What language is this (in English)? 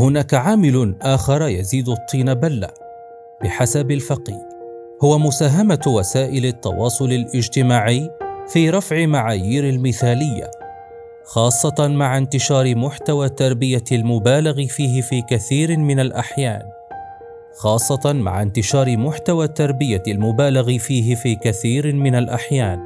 Arabic